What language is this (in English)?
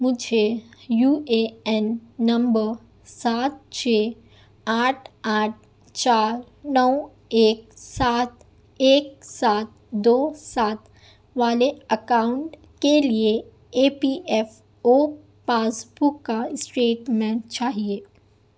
Urdu